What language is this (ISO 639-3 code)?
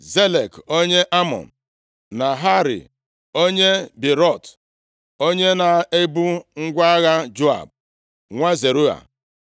ibo